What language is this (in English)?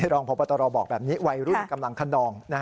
Thai